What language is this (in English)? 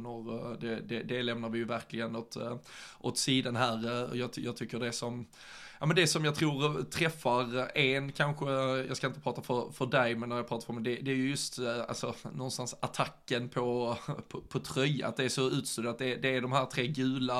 Swedish